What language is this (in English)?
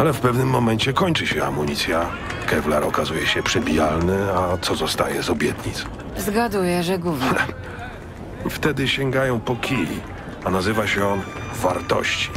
Polish